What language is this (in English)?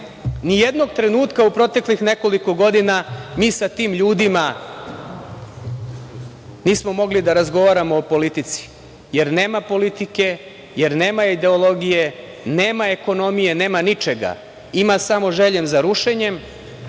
Serbian